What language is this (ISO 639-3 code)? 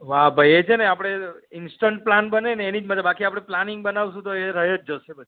guj